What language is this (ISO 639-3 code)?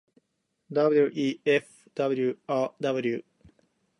jpn